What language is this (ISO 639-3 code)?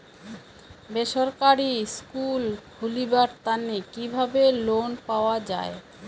ben